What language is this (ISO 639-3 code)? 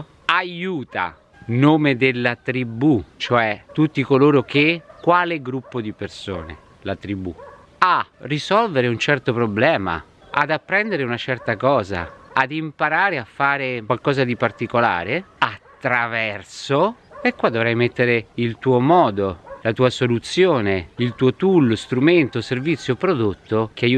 ita